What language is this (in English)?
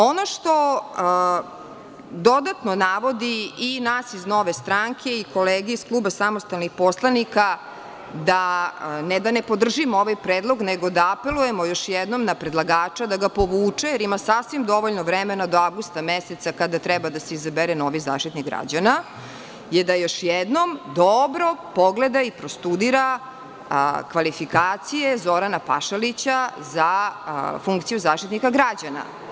Serbian